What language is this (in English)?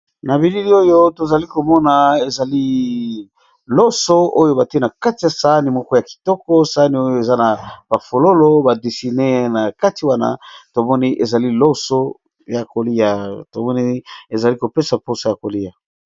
Lingala